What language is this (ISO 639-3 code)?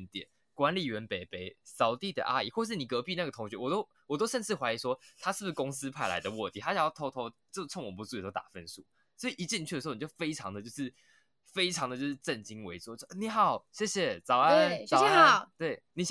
zho